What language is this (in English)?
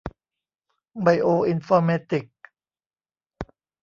Thai